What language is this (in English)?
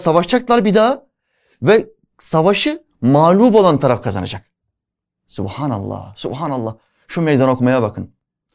Turkish